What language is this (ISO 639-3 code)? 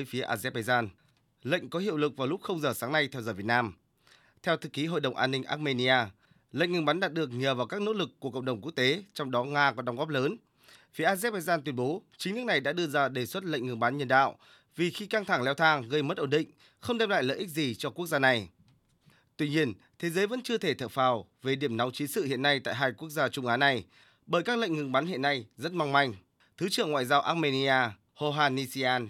vie